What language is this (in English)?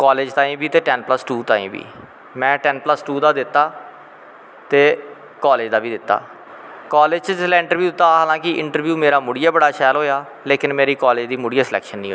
Dogri